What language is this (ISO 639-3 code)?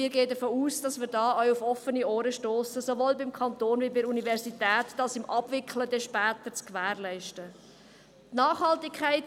gsw